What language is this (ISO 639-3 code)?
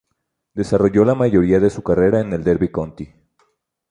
spa